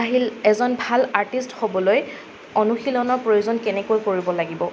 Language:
Assamese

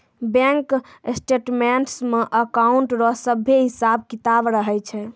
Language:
Maithili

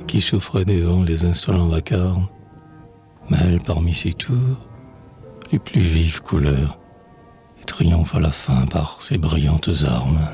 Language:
French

